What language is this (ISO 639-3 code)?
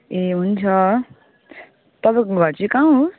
nep